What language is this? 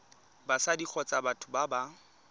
Tswana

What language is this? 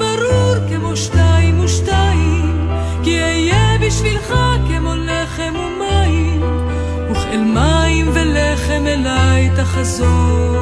Hebrew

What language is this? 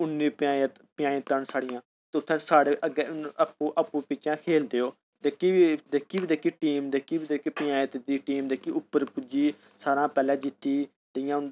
Dogri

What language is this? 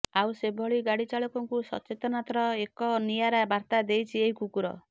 Odia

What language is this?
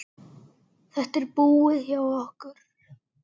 Icelandic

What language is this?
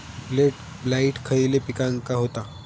Marathi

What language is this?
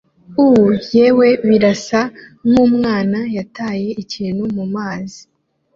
Kinyarwanda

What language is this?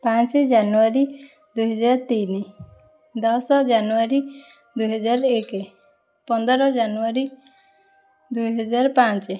Odia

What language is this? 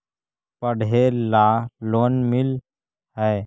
Magahi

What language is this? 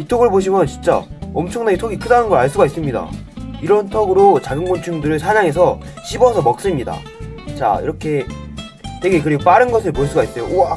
Korean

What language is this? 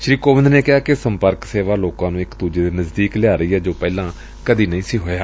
Punjabi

